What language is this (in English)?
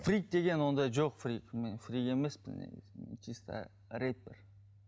Kazakh